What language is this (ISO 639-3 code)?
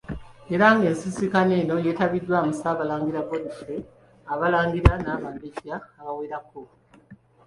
lug